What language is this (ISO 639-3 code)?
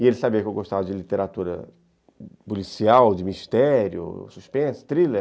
por